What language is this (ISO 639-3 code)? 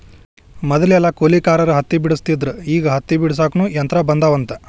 kan